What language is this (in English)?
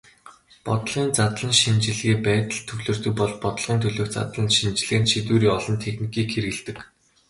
Mongolian